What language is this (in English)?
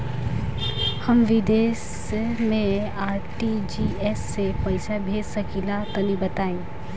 Bhojpuri